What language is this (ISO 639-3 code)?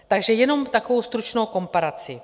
ces